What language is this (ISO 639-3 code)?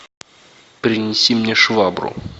rus